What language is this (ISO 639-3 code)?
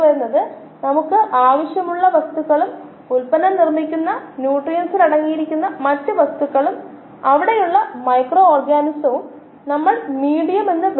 mal